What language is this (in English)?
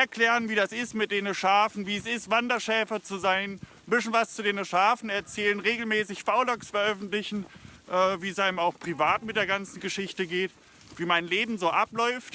German